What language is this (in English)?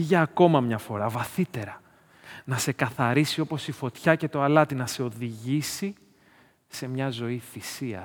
Greek